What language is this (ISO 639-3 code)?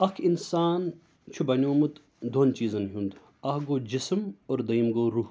kas